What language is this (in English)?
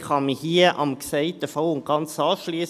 Swiss German